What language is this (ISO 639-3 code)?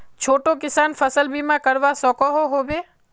mag